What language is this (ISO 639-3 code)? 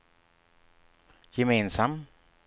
swe